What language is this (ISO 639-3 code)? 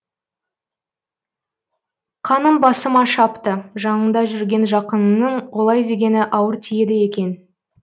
kaz